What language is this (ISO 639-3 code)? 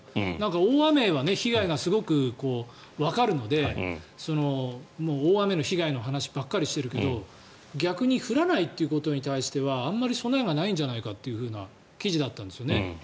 jpn